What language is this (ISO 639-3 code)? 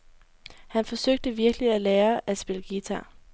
dan